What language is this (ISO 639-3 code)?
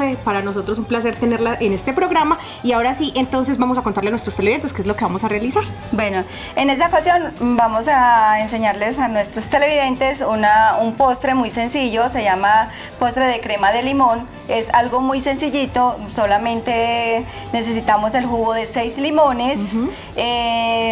spa